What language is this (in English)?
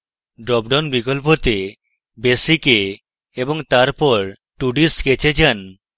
Bangla